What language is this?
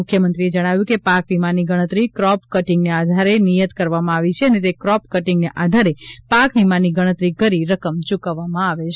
Gujarati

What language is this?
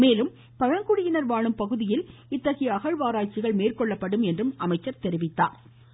Tamil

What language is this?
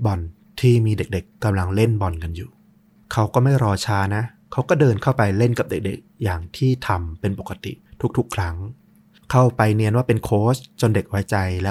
Thai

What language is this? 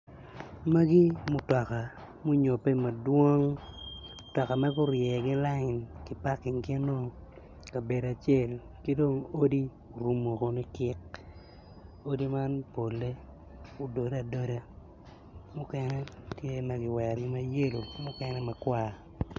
Acoli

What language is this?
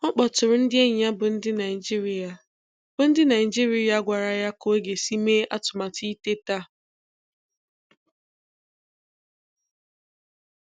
Igbo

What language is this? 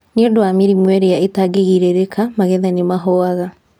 Kikuyu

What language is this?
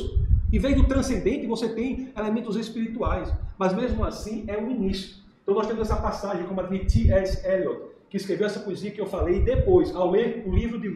Portuguese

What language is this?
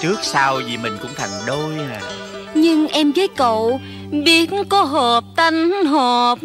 Vietnamese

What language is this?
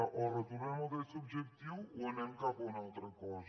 Catalan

